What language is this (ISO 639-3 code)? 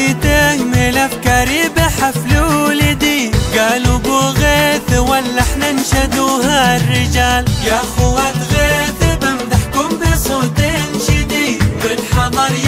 ara